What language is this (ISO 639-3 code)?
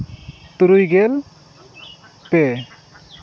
sat